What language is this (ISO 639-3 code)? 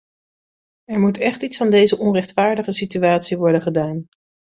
nld